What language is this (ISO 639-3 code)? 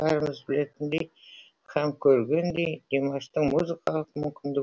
kaz